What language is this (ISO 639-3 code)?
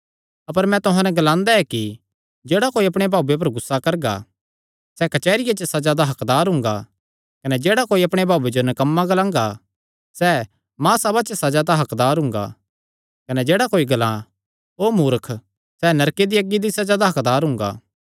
xnr